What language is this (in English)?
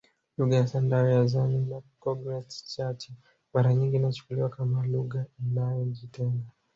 Swahili